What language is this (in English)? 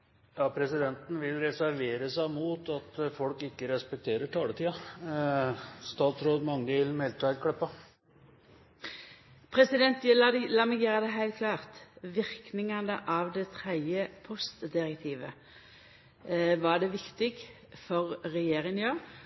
Norwegian